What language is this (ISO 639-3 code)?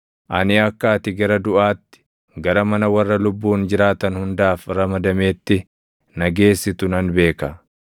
orm